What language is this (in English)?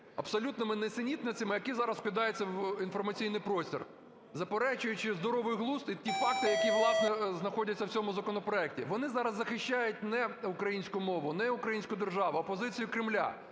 Ukrainian